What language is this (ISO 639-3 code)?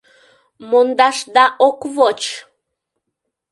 chm